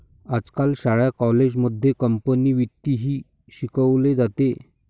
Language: Marathi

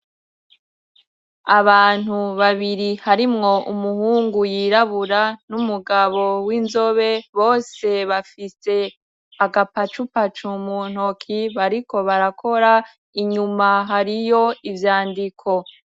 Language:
Rundi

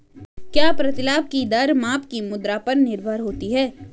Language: Hindi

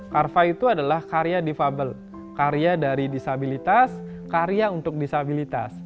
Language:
Indonesian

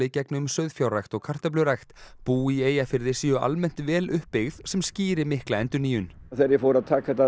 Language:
Icelandic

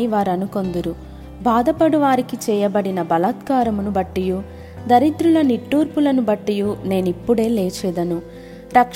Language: Telugu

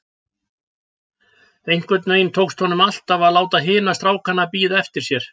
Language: Icelandic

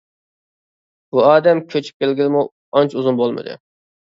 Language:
Uyghur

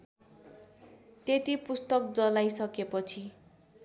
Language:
Nepali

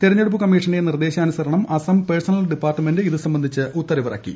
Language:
Malayalam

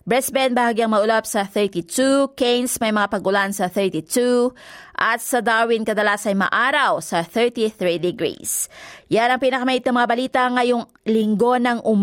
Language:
Filipino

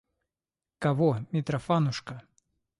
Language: Russian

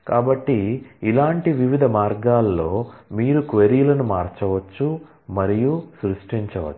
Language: Telugu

